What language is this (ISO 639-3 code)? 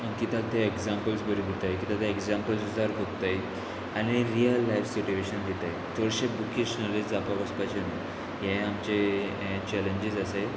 kok